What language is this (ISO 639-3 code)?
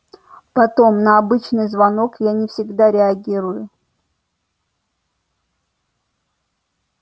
rus